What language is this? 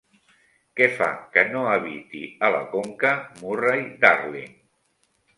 Catalan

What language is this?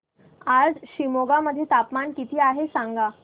Marathi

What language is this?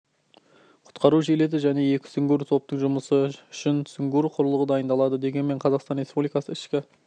Kazakh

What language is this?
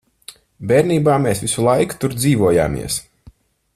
Latvian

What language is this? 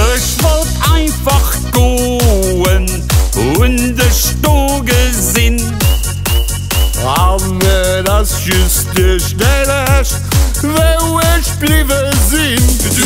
Romanian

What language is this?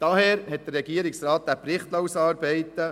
Swiss German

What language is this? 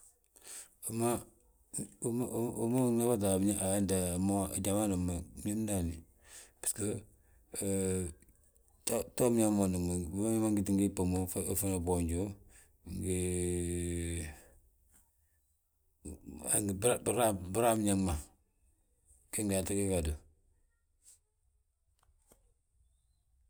Balanta-Ganja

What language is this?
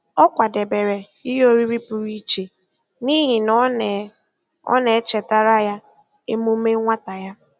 Igbo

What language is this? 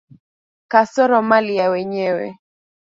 Swahili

